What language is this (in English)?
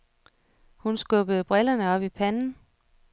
Danish